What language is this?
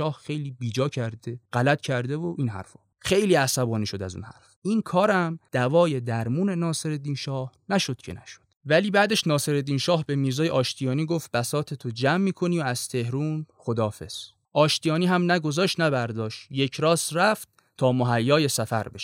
Persian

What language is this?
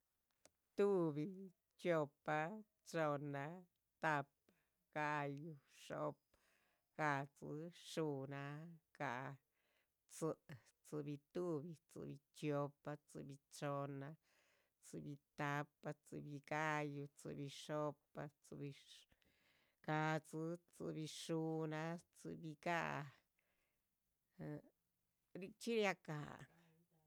Chichicapan Zapotec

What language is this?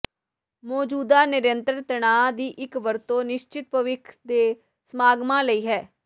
Punjabi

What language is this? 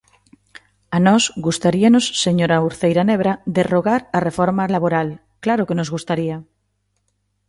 Galician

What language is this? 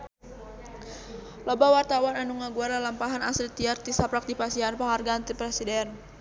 Sundanese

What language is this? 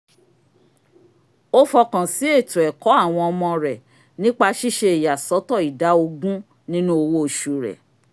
Yoruba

